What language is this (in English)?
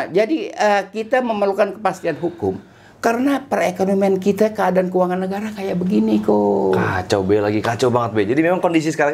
Indonesian